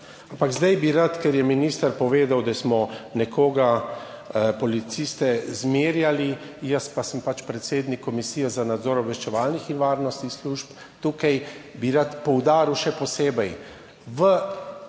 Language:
Slovenian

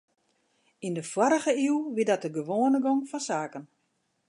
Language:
Western Frisian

